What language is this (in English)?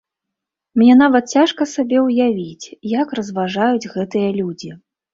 Belarusian